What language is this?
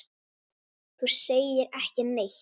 Icelandic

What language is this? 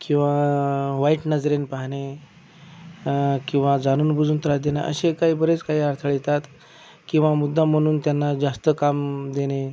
Marathi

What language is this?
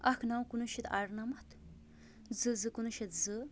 Kashmiri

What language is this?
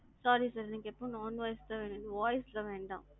Tamil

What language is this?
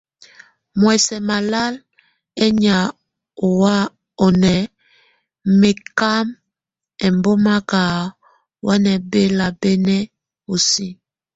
Tunen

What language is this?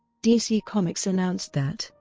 English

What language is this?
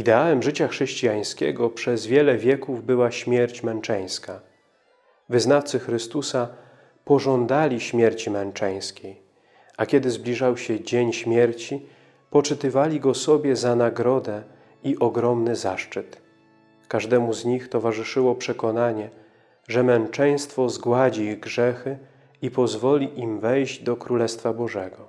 Polish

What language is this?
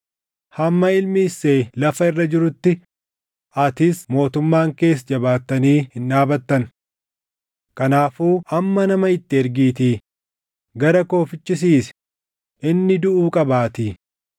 Oromo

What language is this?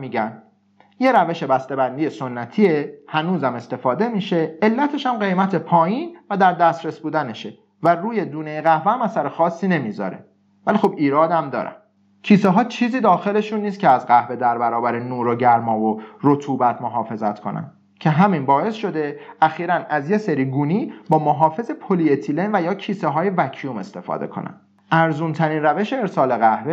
Persian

